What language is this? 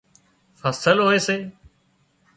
Wadiyara Koli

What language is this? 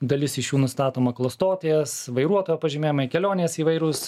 Lithuanian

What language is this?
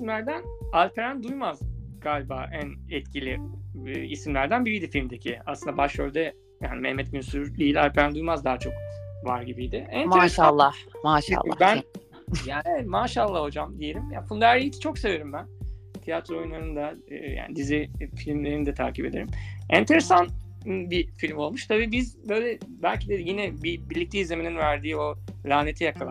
Turkish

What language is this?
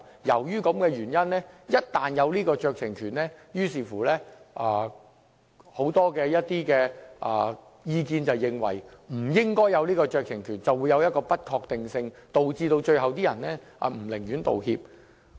Cantonese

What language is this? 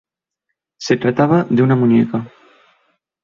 Spanish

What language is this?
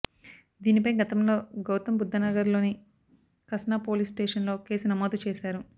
Telugu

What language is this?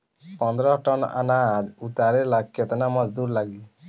Bhojpuri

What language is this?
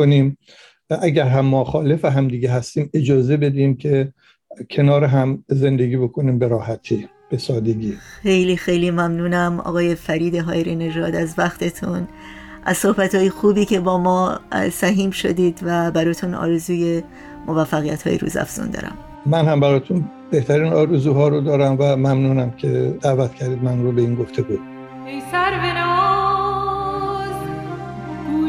Persian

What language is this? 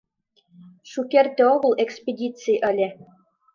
Mari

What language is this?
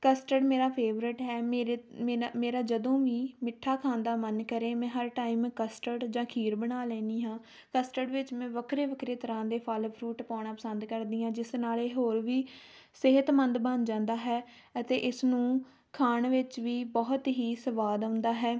Punjabi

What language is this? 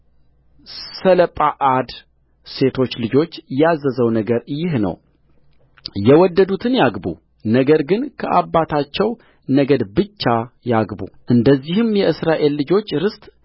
Amharic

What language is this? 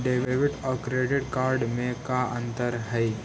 Magahi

